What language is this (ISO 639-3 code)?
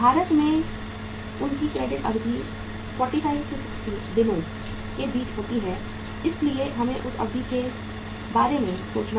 hin